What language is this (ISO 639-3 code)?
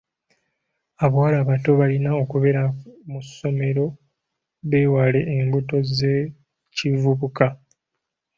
lug